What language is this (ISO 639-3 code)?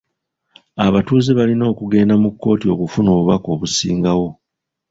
lug